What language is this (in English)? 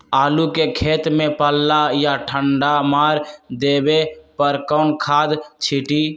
Magahi